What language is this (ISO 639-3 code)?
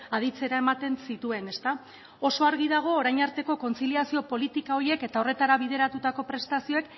eus